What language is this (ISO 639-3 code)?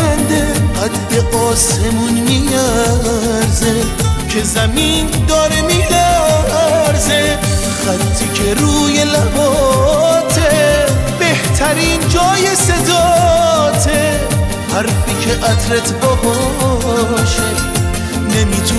fas